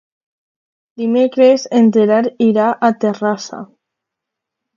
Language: Catalan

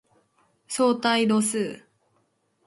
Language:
Japanese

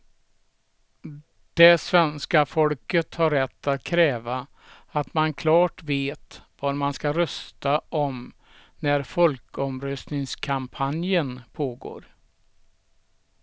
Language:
Swedish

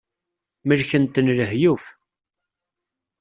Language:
Kabyle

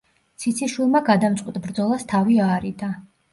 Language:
Georgian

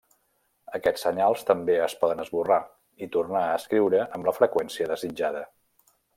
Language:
Catalan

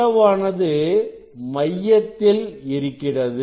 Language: Tamil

